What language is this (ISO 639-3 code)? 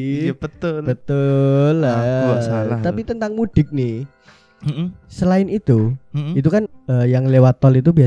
ind